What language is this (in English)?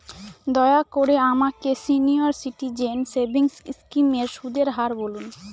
Bangla